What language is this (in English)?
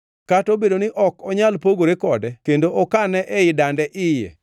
Luo (Kenya and Tanzania)